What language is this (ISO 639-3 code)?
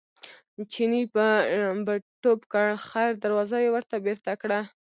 pus